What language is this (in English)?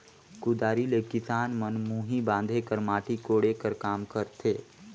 Chhattisgarhi